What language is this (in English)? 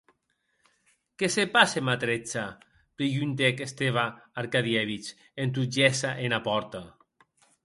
Occitan